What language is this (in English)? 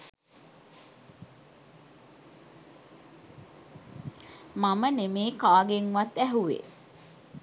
Sinhala